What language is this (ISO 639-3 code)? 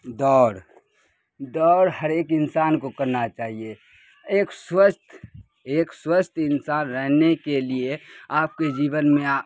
urd